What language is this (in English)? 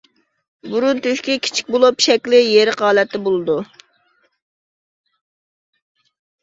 Uyghur